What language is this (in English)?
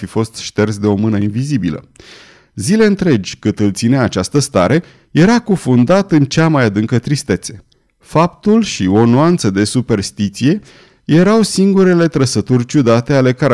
Romanian